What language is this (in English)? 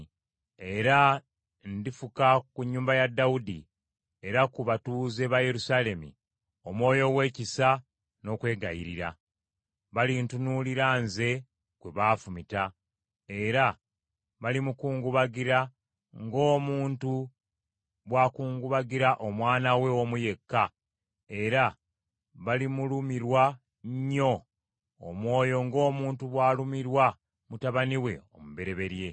Ganda